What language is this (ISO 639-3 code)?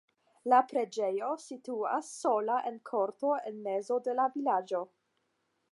epo